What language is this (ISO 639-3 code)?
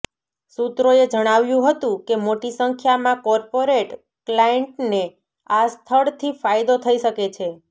guj